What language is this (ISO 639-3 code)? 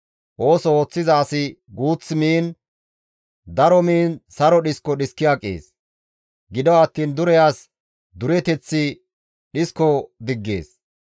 gmv